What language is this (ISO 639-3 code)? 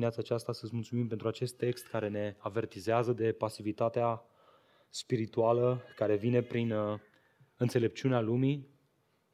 ron